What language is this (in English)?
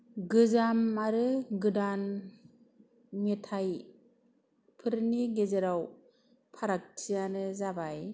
Bodo